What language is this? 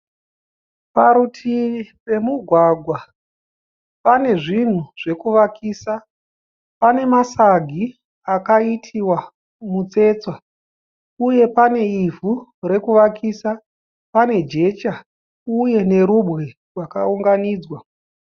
Shona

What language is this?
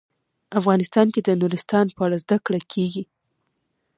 Pashto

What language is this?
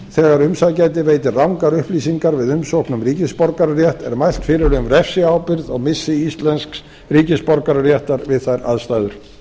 Icelandic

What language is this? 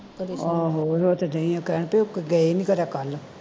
Punjabi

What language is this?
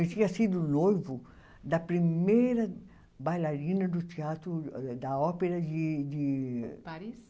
Portuguese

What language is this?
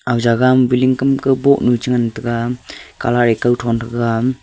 Wancho Naga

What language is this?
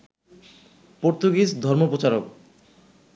Bangla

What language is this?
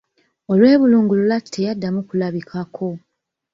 Ganda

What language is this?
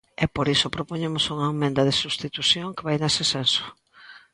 Galician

